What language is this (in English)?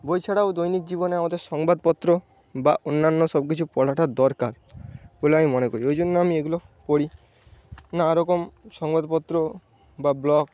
Bangla